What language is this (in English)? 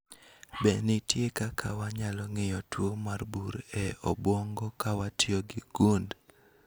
Luo (Kenya and Tanzania)